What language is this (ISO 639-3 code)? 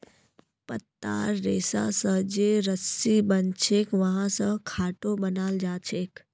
mag